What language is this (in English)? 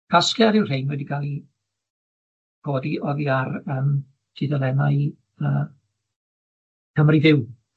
Welsh